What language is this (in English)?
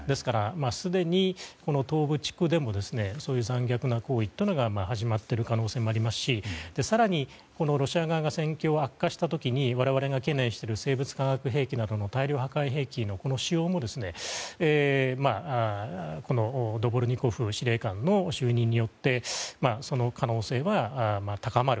Japanese